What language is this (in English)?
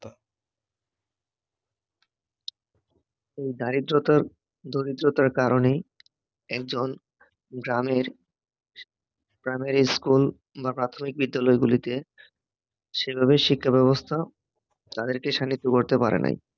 Bangla